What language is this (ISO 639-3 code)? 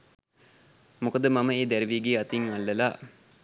sin